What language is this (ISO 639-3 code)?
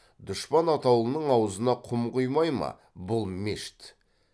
kaz